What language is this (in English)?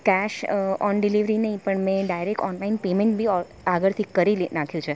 Gujarati